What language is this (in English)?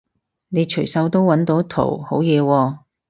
Cantonese